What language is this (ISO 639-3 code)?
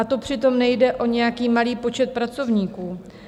ces